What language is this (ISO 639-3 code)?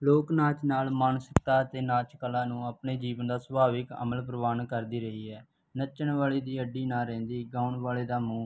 pan